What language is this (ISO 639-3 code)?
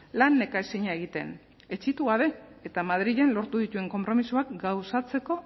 eus